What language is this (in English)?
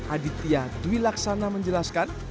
Indonesian